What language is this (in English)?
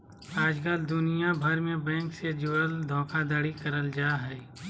Magahi